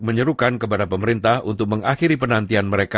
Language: Indonesian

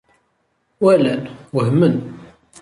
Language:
Kabyle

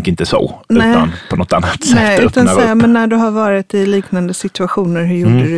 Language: Swedish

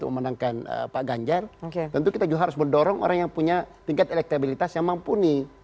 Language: Indonesian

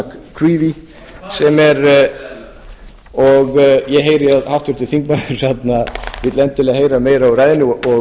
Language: Icelandic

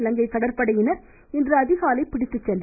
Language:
Tamil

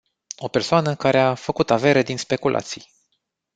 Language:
Romanian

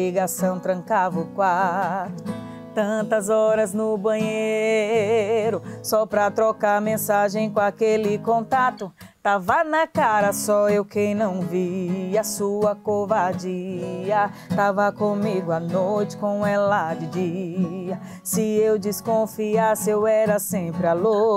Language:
Portuguese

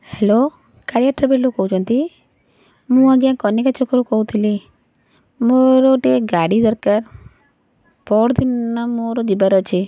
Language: Odia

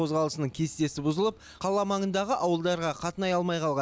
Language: Kazakh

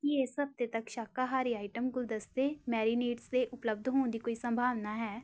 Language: Punjabi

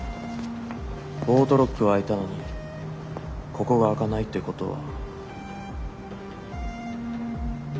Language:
Japanese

